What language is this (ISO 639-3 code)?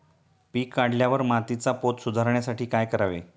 mar